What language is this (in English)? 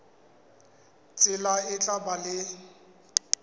Southern Sotho